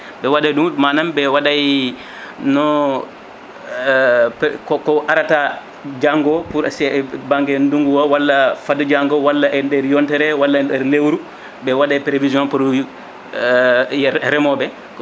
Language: Fula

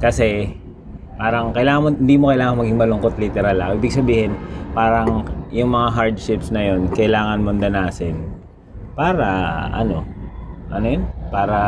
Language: Filipino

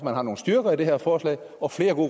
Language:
Danish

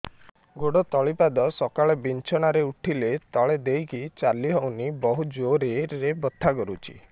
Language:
Odia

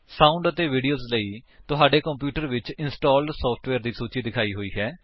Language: Punjabi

